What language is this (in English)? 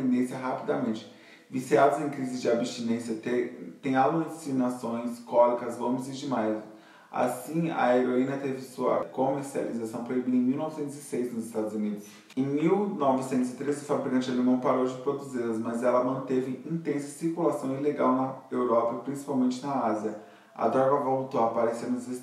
Portuguese